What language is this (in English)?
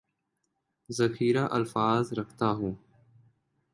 Urdu